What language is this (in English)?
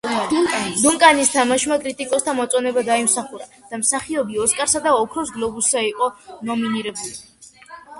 Georgian